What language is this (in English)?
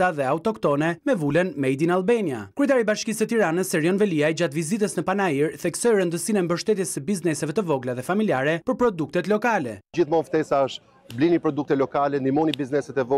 Romanian